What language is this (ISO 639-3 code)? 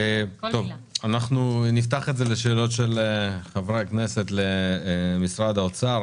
heb